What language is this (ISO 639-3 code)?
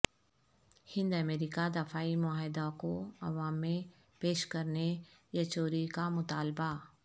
urd